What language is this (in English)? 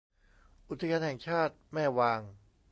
Thai